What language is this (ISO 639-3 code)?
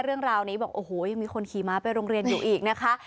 tha